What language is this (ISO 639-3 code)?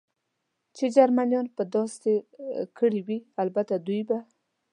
pus